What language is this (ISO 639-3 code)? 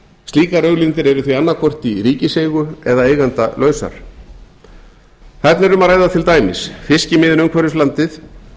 isl